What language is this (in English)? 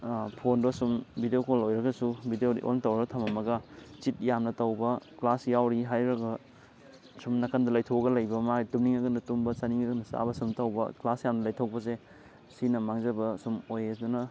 Manipuri